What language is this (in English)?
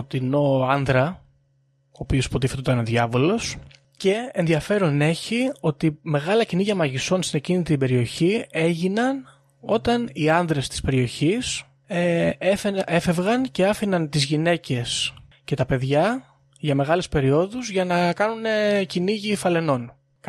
Greek